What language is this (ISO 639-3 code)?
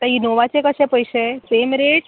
kok